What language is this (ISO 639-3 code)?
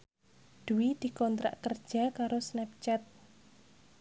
jav